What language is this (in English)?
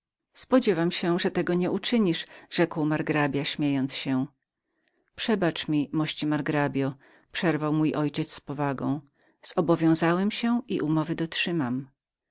Polish